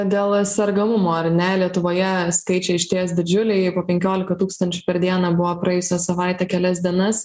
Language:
Lithuanian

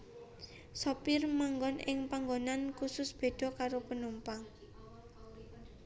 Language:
Javanese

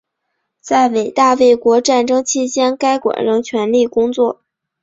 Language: Chinese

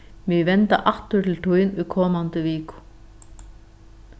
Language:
Faroese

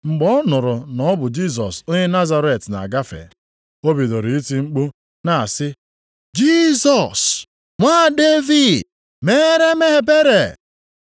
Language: Igbo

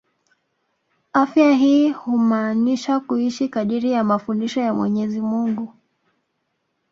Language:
Swahili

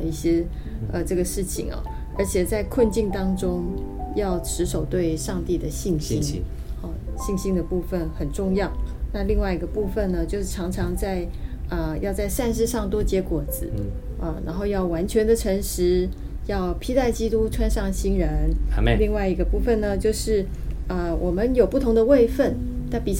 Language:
Chinese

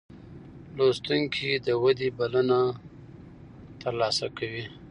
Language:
Pashto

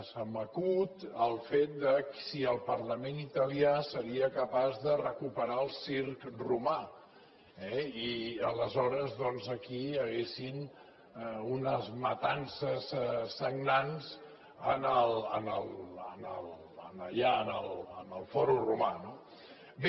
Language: Catalan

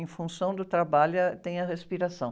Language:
Portuguese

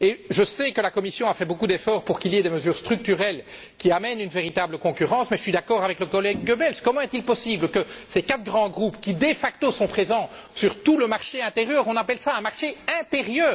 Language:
French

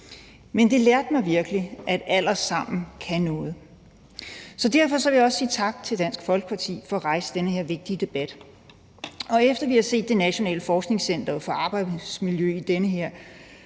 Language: Danish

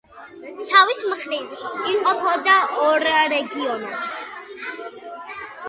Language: Georgian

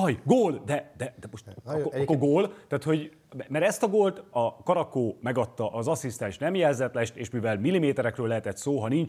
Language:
Hungarian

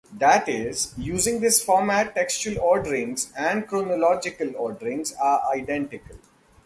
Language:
English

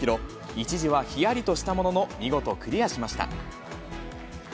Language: Japanese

